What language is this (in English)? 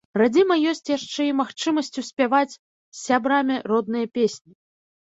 Belarusian